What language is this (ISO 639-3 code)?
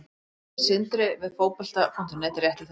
isl